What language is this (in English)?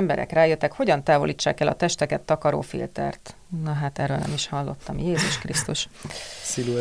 Hungarian